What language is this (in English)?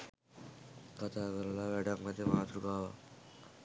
Sinhala